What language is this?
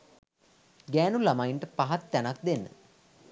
Sinhala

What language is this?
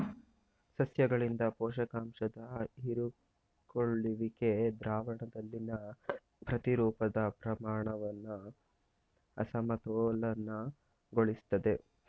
Kannada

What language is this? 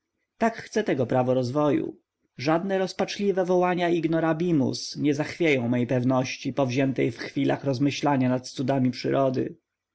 Polish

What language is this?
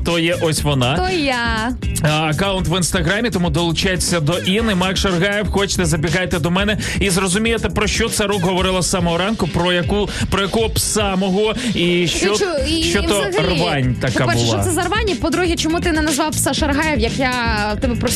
Ukrainian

